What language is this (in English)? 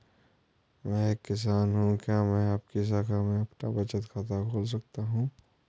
Hindi